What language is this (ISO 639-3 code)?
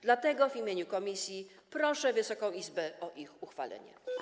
pol